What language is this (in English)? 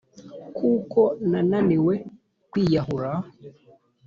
Kinyarwanda